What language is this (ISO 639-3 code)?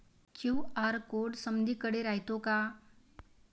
mar